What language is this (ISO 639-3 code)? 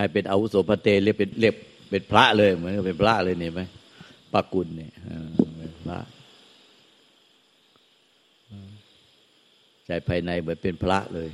tha